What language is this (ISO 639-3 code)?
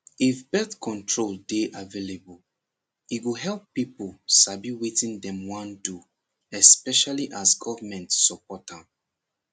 pcm